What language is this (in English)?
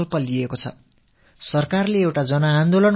Tamil